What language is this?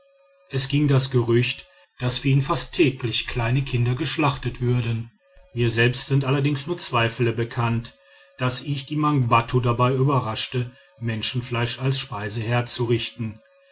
German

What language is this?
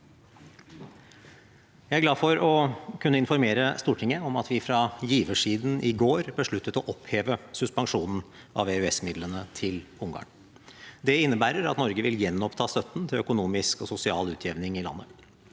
Norwegian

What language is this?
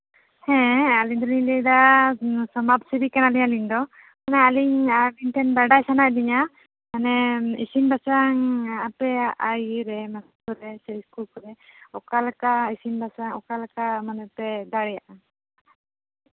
Santali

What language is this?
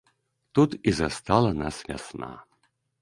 Belarusian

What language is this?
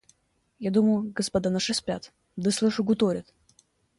Russian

